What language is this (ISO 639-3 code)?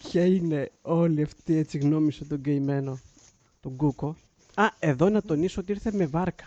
ell